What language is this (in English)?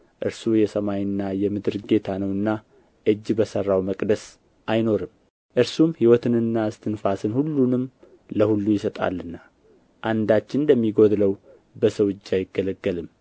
Amharic